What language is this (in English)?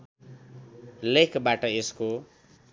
Nepali